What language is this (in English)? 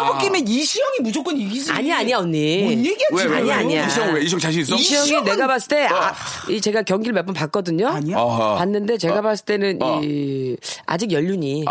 Korean